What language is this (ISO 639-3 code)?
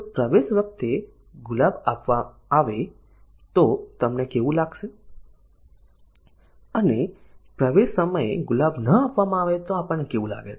guj